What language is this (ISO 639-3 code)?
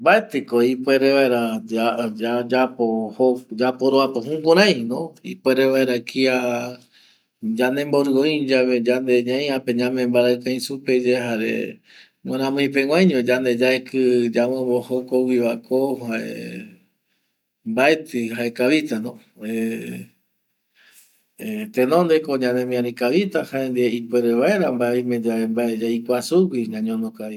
gui